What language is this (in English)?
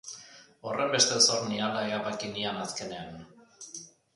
Basque